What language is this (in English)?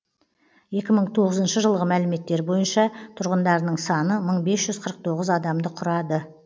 Kazakh